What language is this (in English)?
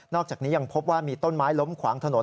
Thai